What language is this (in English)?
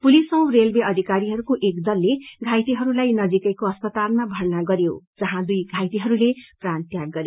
Nepali